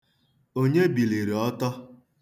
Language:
Igbo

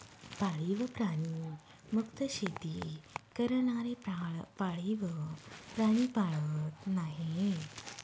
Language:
Marathi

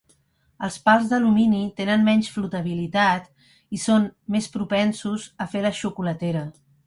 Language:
Catalan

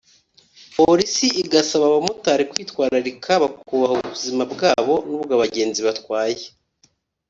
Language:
Kinyarwanda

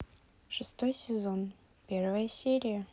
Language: Russian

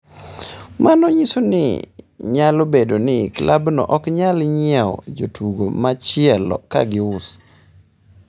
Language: Luo (Kenya and Tanzania)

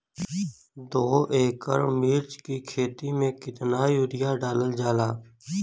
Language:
Bhojpuri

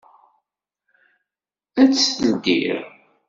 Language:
Kabyle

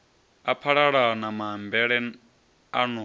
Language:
Venda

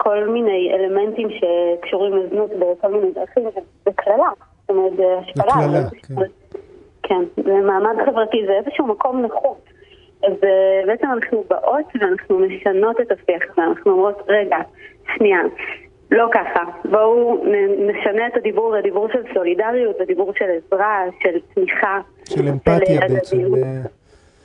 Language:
Hebrew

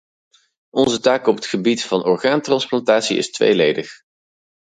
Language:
Dutch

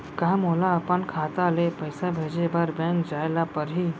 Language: Chhattisgarhi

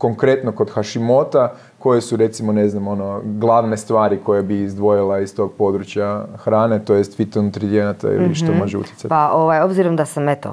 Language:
Croatian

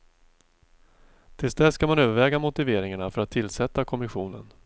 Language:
Swedish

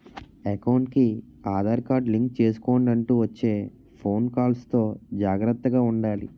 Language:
Telugu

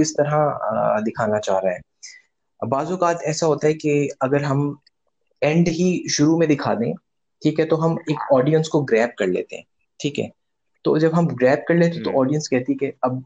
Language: Urdu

